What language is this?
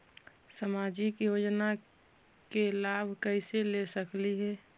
Magahi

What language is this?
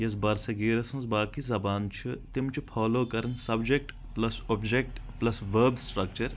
Kashmiri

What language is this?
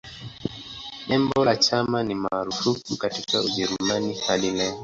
Swahili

